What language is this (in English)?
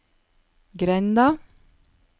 Norwegian